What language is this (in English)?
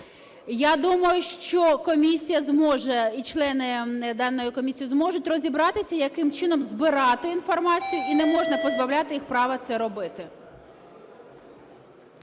Ukrainian